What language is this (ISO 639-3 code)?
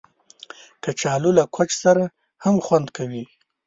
pus